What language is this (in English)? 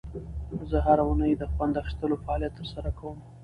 Pashto